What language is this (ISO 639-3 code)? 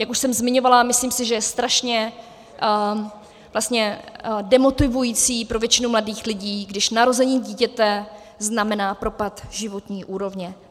ces